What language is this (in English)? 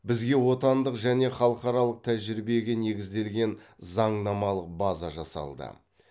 Kazakh